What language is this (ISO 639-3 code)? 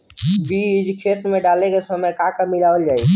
bho